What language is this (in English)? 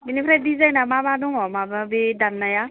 Bodo